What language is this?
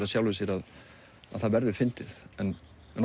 Icelandic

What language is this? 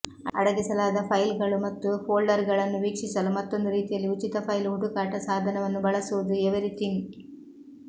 Kannada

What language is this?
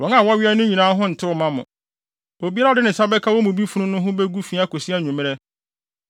Akan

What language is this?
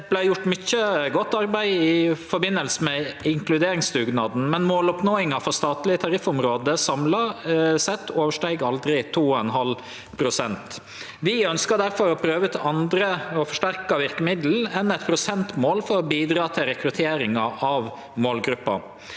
Norwegian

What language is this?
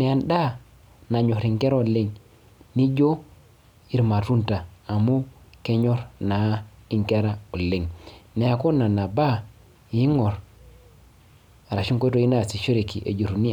Masai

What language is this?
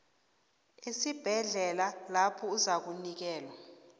South Ndebele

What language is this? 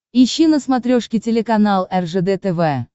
Russian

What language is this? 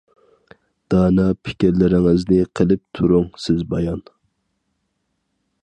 Uyghur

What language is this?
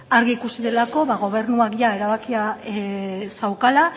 Basque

